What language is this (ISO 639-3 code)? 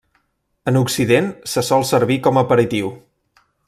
cat